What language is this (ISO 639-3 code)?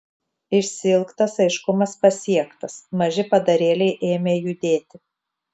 lit